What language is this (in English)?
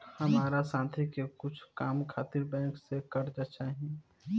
Bhojpuri